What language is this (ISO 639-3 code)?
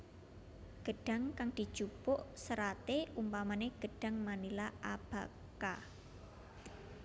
jav